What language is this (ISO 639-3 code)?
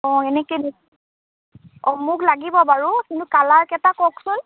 asm